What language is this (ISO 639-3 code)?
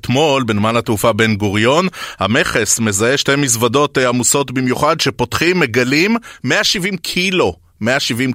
heb